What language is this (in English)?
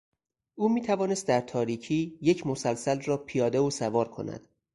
Persian